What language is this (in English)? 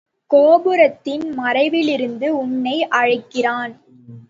Tamil